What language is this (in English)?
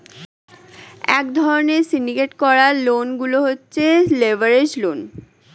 Bangla